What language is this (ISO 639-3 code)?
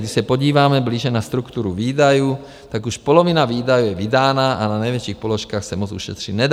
ces